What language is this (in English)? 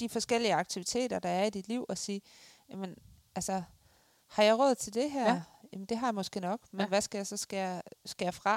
Danish